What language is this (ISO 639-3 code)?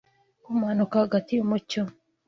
kin